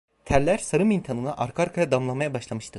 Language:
Turkish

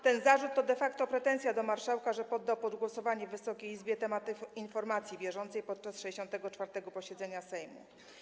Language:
Polish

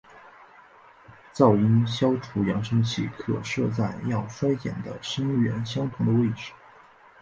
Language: Chinese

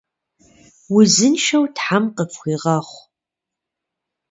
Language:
Kabardian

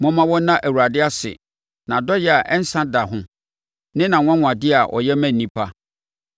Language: Akan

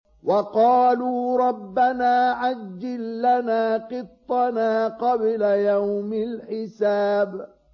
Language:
Arabic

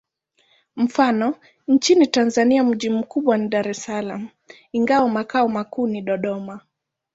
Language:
Swahili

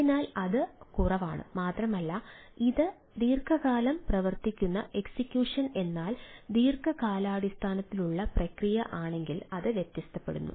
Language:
Malayalam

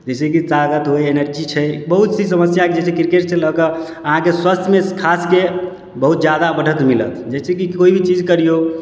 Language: Maithili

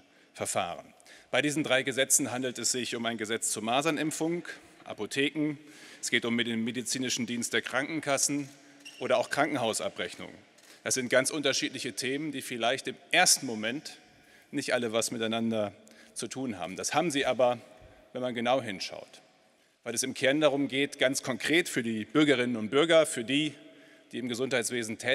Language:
German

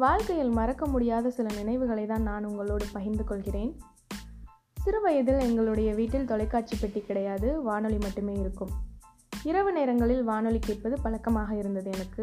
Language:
Tamil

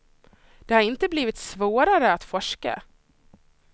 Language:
Swedish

